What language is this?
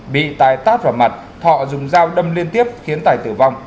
Vietnamese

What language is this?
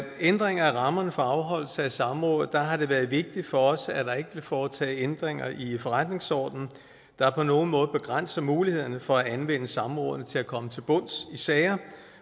Danish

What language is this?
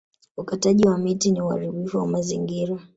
Swahili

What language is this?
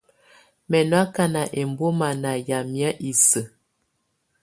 Tunen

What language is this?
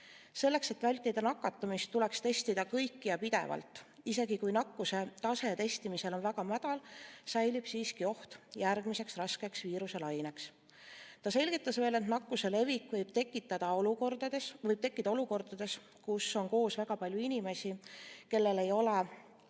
Estonian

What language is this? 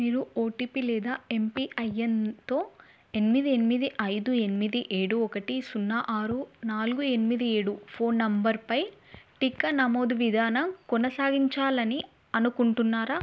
Telugu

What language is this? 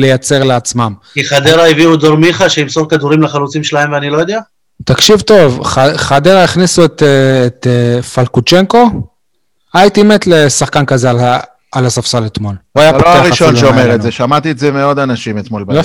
Hebrew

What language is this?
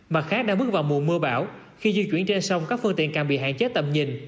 Vietnamese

